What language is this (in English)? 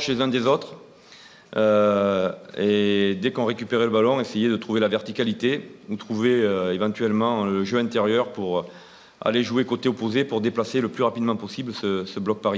French